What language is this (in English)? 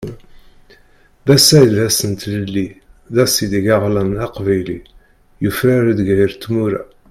Kabyle